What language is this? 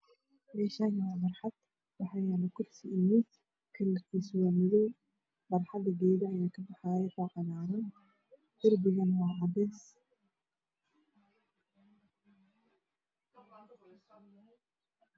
Somali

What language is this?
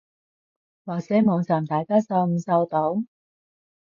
Cantonese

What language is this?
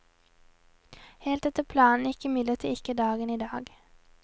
Norwegian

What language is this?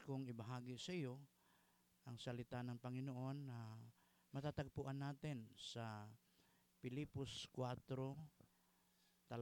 Filipino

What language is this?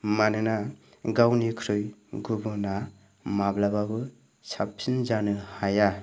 Bodo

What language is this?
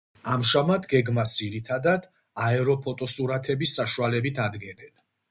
Georgian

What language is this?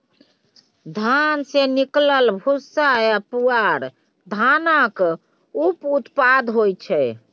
Maithili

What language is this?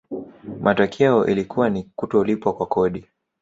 Swahili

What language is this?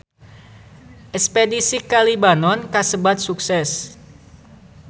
Sundanese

